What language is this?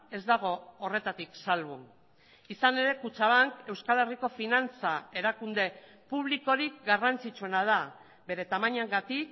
Basque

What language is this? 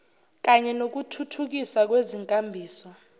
Zulu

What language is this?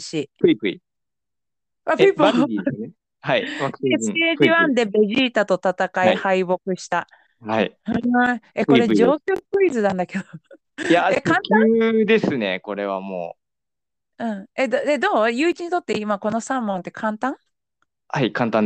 Japanese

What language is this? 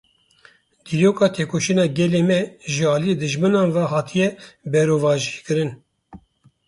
Kurdish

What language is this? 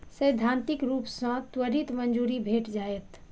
Maithili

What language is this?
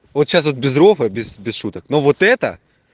Russian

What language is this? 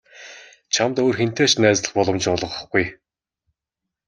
Mongolian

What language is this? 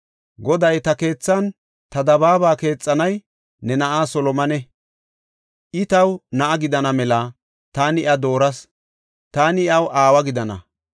Gofa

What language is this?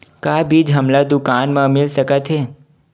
Chhattisgarhi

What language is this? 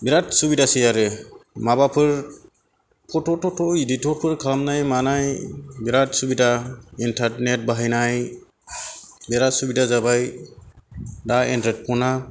Bodo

